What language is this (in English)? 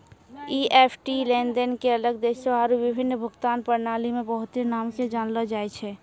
Maithili